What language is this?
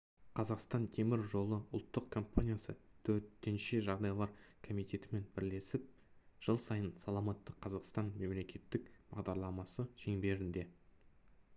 Kazakh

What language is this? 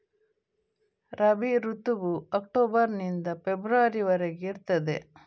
Kannada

